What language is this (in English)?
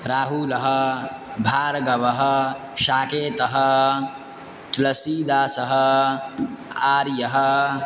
Sanskrit